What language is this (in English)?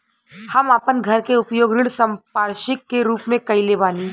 Bhojpuri